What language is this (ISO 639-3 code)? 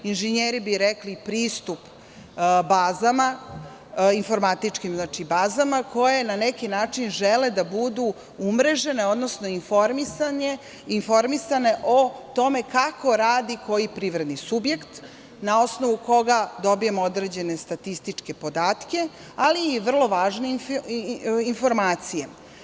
srp